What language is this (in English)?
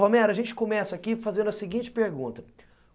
Portuguese